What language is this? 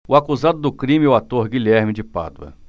Portuguese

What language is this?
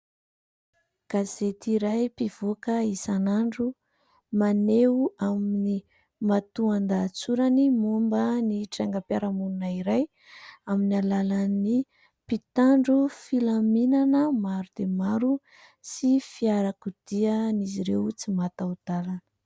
Malagasy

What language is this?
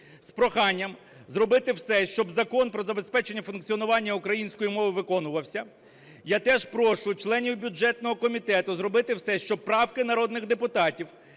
Ukrainian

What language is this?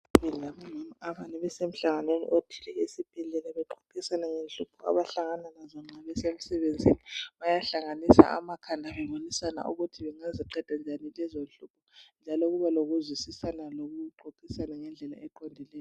North Ndebele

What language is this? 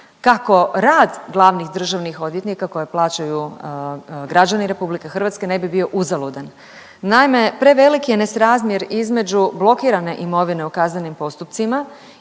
Croatian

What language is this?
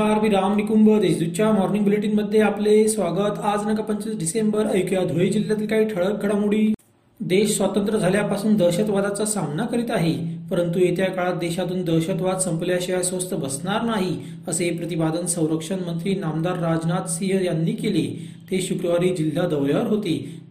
Marathi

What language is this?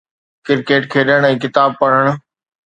Sindhi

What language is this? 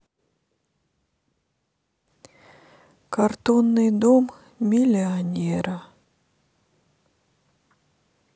Russian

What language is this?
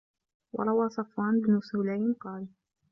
Arabic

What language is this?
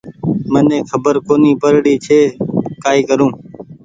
Goaria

